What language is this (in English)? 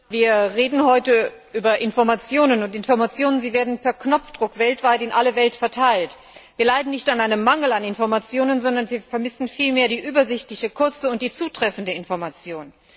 German